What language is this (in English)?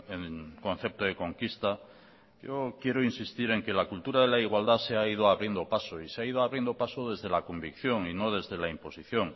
Spanish